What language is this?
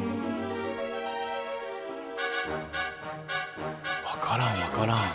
Japanese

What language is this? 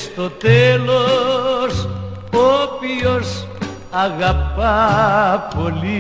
Greek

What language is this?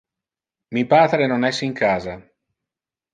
Interlingua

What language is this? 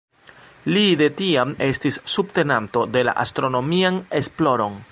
Esperanto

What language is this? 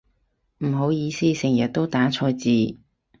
Cantonese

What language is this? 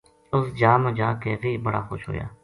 Gujari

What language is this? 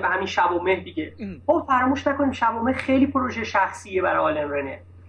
Persian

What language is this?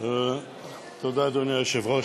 Hebrew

